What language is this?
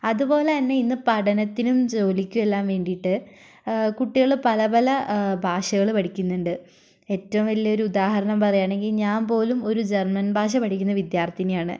Malayalam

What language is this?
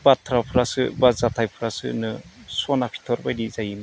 Bodo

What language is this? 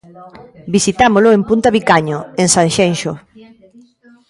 Galician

